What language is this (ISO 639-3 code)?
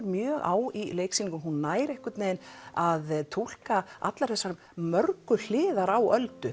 isl